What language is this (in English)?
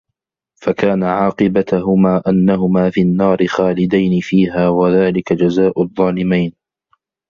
Arabic